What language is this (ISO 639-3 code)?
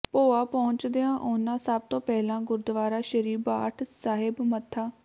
pan